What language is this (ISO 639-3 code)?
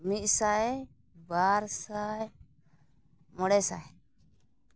sat